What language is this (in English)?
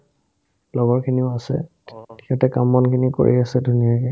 Assamese